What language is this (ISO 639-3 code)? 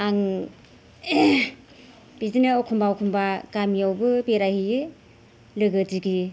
brx